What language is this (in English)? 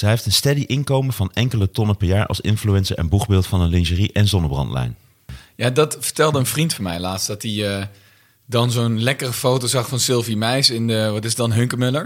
Dutch